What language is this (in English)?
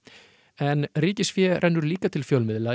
Icelandic